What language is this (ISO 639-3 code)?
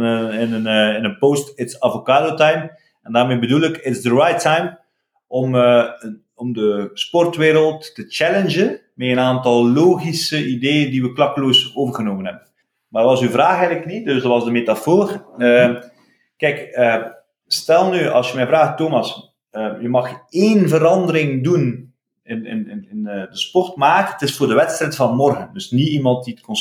nld